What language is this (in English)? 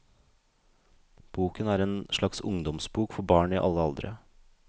Norwegian